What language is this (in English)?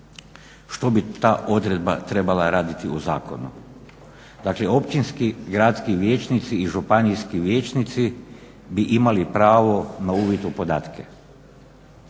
Croatian